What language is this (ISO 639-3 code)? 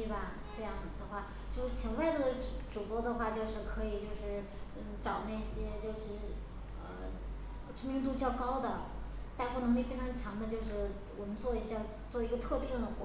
zho